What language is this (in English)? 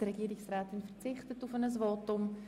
Swiss German